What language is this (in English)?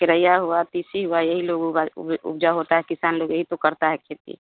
Hindi